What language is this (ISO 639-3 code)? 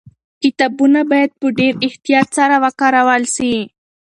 pus